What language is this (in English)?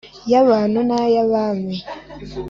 Kinyarwanda